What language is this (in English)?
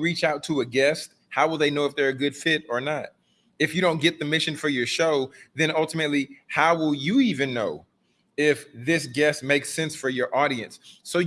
English